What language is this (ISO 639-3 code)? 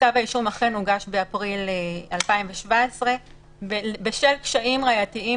heb